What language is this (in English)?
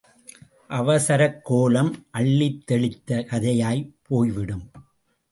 Tamil